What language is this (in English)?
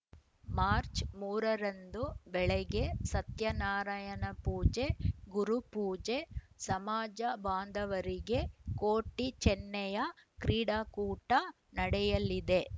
Kannada